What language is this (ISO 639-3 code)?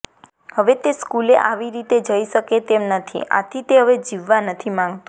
guj